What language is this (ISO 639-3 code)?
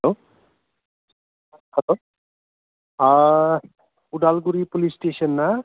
brx